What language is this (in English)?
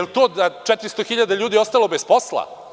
Serbian